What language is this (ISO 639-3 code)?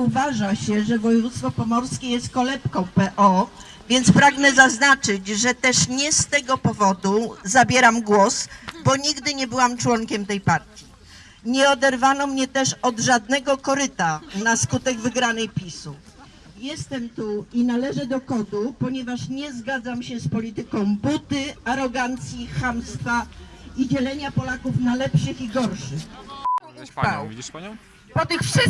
pol